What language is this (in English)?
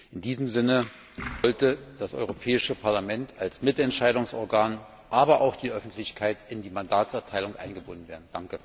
German